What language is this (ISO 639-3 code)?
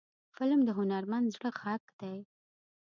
pus